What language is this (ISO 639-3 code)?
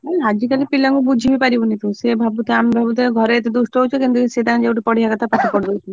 ori